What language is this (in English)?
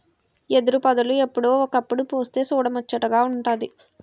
Telugu